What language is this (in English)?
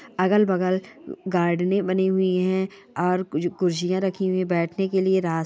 Marwari